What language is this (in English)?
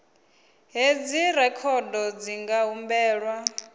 Venda